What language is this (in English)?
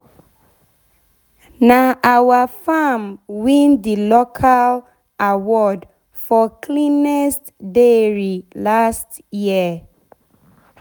Nigerian Pidgin